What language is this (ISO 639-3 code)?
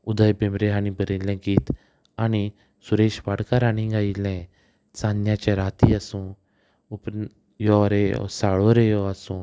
kok